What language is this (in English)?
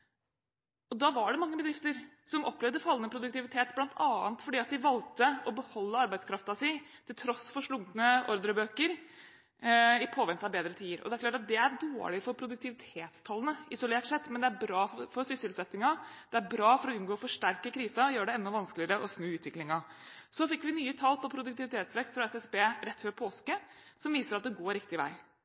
Norwegian Bokmål